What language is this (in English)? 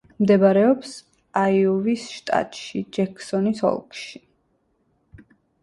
Georgian